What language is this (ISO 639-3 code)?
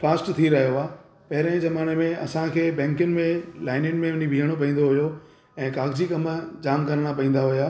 snd